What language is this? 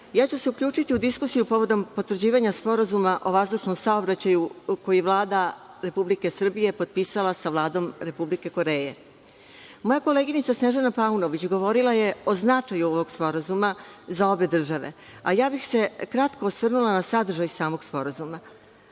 Serbian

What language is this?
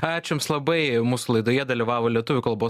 Lithuanian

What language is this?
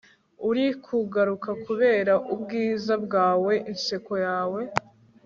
Kinyarwanda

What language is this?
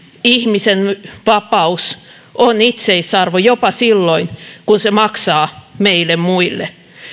Finnish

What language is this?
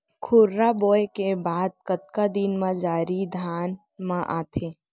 Chhattisgarhi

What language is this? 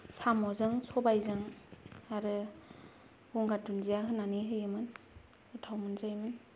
Bodo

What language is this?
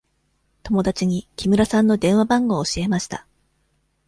Japanese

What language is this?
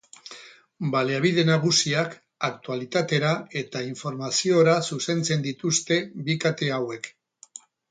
Basque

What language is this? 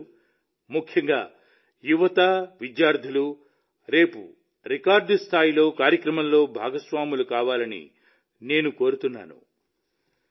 Telugu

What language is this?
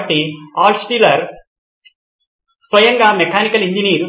Telugu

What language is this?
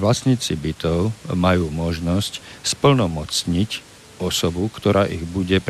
Slovak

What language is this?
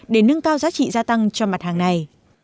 Vietnamese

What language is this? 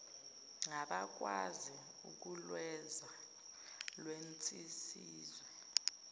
Zulu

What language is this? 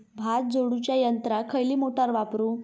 Marathi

